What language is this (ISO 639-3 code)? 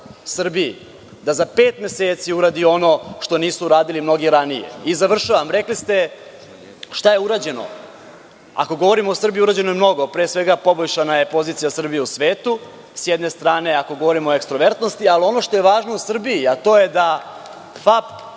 srp